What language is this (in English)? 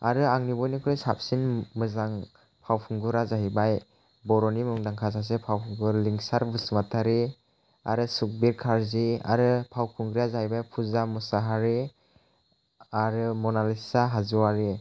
Bodo